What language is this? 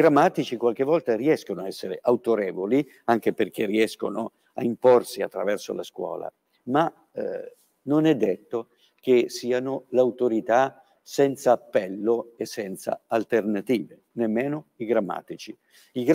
Italian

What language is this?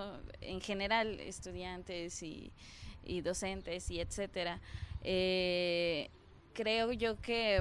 Spanish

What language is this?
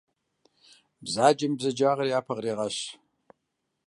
Kabardian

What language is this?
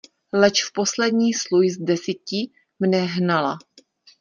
Czech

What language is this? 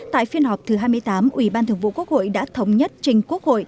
Vietnamese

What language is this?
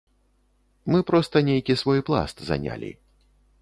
Belarusian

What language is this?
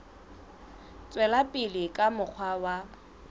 Southern Sotho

